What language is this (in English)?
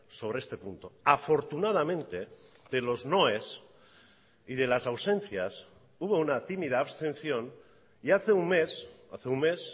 Spanish